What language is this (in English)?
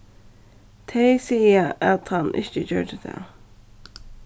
Faroese